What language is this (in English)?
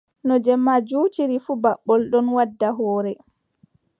Adamawa Fulfulde